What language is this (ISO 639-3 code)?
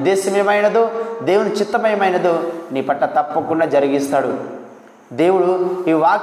tel